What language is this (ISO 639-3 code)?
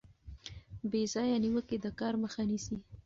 pus